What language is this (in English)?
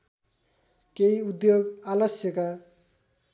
Nepali